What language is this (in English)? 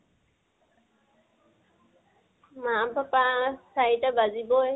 Assamese